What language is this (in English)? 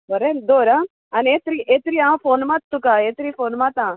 Konkani